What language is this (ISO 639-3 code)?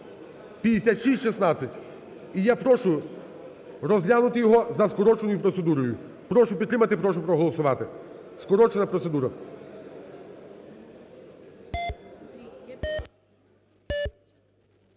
ukr